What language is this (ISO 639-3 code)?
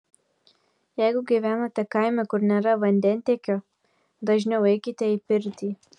lit